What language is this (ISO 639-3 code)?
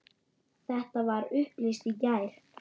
isl